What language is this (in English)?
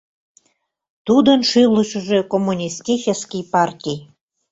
Mari